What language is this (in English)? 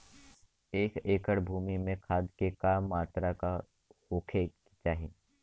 Bhojpuri